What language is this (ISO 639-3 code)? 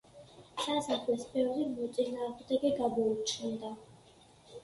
kat